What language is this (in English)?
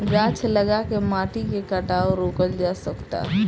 Bhojpuri